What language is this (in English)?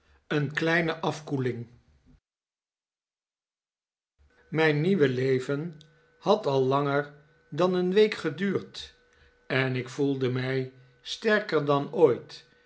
Dutch